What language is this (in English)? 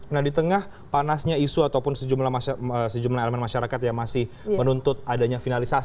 Indonesian